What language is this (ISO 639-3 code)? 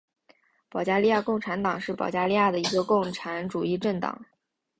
zho